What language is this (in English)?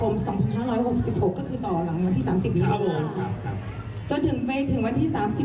Thai